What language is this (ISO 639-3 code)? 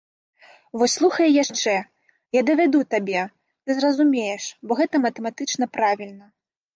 bel